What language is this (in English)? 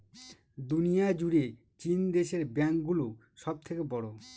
Bangla